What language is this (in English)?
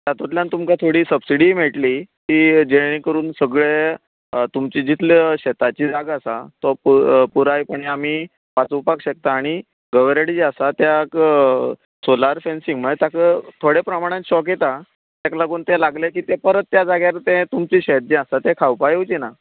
Konkani